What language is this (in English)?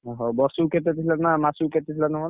Odia